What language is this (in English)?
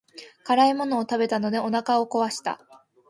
Japanese